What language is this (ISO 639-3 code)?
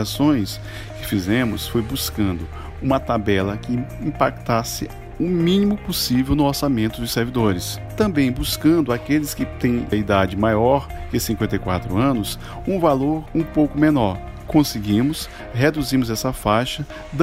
por